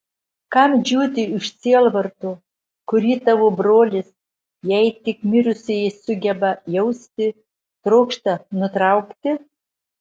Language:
Lithuanian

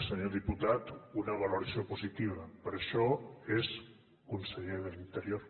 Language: Catalan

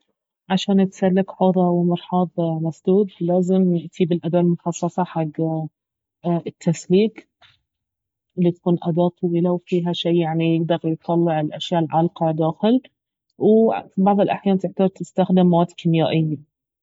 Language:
Baharna Arabic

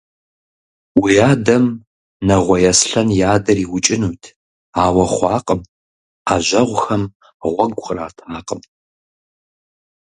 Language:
Kabardian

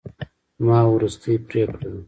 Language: Pashto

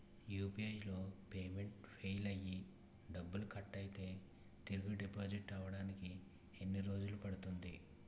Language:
Telugu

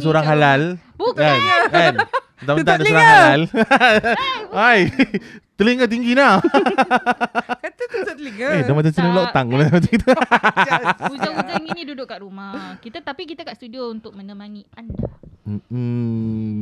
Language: Malay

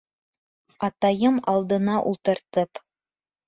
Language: Bashkir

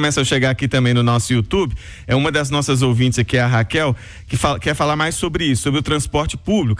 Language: Portuguese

